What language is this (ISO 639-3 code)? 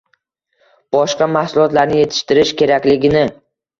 uzb